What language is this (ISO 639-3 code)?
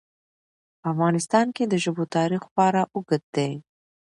pus